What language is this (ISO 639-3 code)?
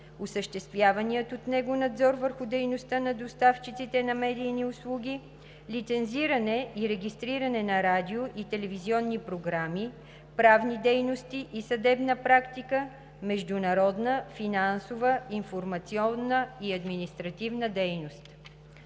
bul